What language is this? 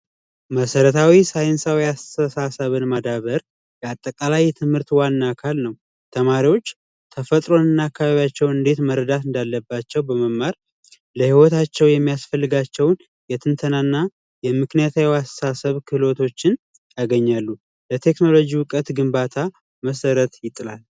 Amharic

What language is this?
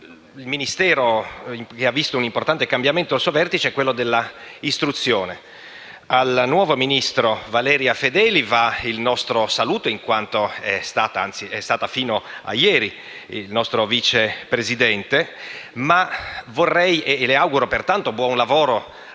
Italian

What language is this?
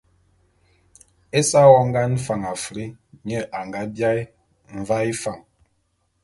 Bulu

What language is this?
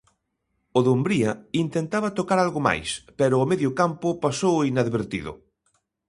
Galician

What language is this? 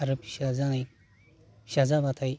Bodo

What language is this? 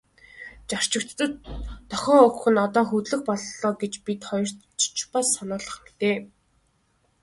Mongolian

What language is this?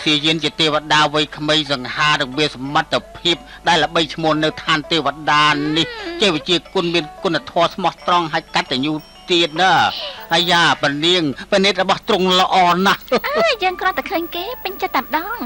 Thai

